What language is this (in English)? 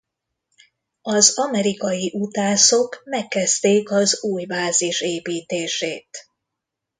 Hungarian